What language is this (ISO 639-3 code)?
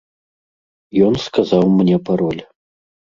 bel